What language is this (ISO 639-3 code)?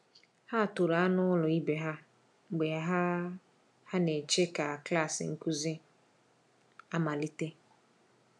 ibo